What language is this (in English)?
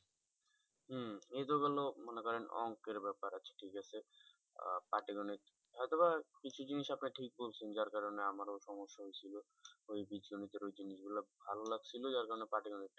Bangla